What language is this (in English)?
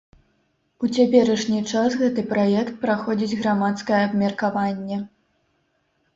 Belarusian